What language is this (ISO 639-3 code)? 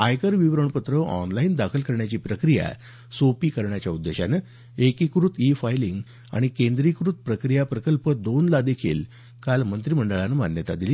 mar